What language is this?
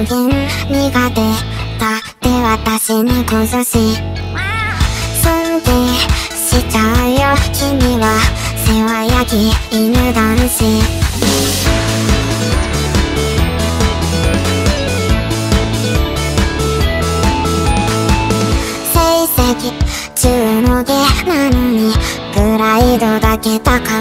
Korean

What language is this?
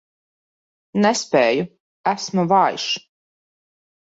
Latvian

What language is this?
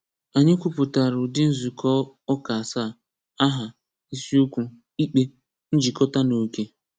Igbo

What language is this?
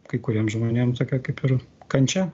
Lithuanian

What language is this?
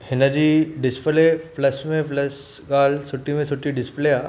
Sindhi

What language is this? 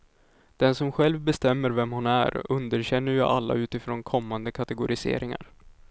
Swedish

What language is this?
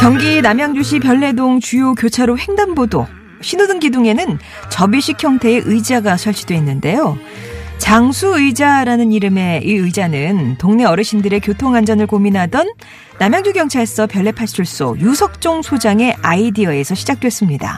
Korean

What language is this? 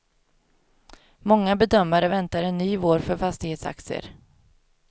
Swedish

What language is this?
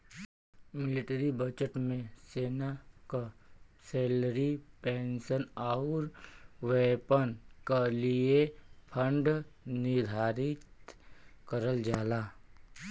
Bhojpuri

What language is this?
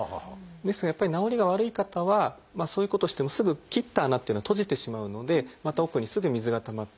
Japanese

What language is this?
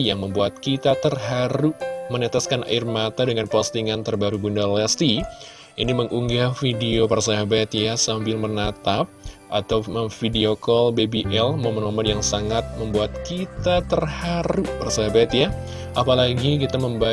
Indonesian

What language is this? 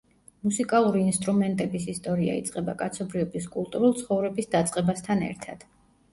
Georgian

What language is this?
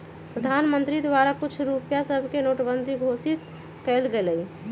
Magahi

